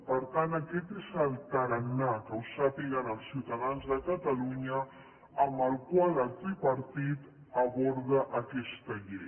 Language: Catalan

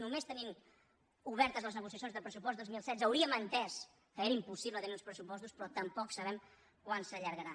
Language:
Catalan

